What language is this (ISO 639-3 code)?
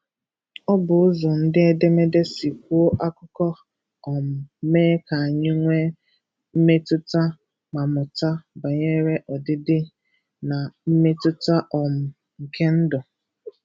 ibo